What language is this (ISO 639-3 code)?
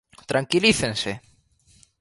glg